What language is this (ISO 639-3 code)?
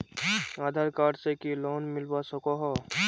mag